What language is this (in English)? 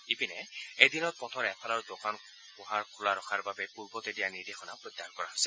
Assamese